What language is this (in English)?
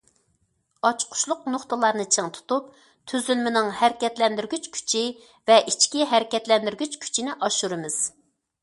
Uyghur